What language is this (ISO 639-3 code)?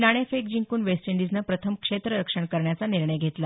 mar